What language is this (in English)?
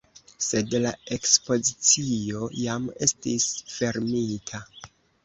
Esperanto